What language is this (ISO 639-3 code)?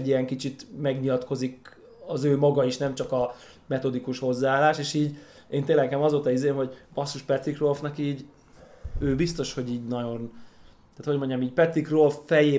hun